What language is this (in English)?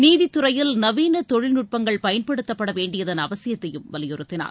Tamil